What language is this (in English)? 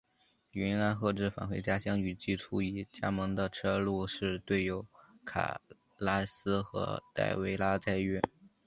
Chinese